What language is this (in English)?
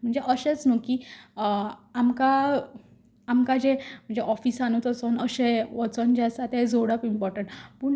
Konkani